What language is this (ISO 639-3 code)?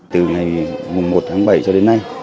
vie